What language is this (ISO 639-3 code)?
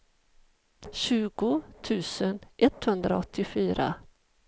swe